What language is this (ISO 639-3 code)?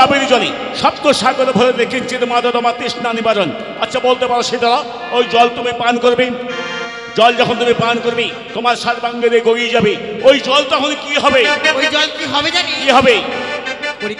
ara